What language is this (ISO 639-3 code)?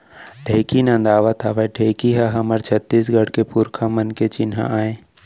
hne